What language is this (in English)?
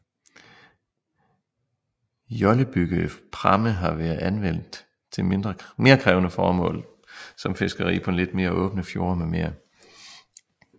Danish